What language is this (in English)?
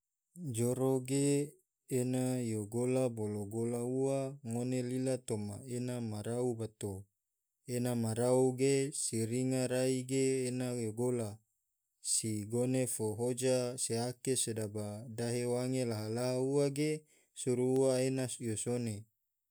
Tidore